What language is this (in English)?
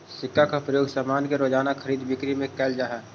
Magahi